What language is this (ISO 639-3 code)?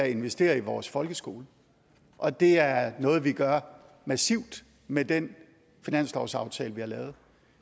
dan